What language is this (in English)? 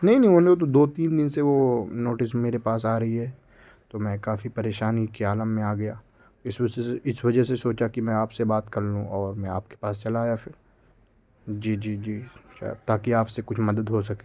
Urdu